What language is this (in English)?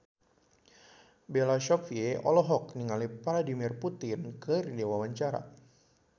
Sundanese